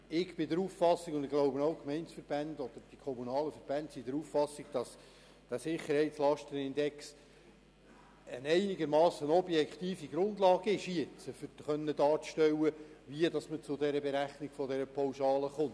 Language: Swiss German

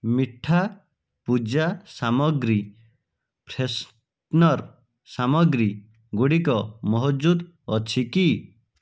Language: Odia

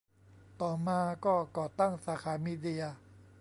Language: Thai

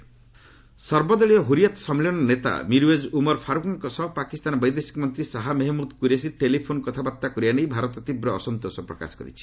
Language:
Odia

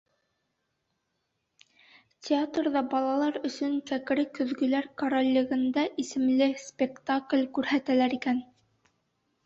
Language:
Bashkir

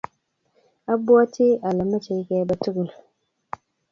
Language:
Kalenjin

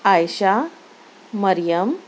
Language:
Urdu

